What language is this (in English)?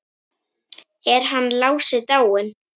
Icelandic